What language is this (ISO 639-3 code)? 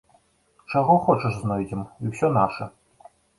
bel